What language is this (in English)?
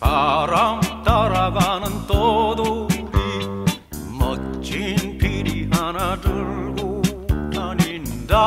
Korean